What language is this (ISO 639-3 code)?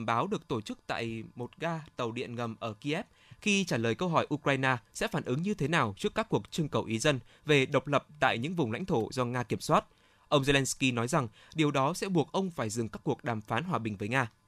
vie